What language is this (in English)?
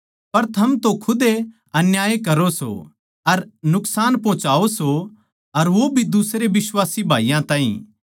Haryanvi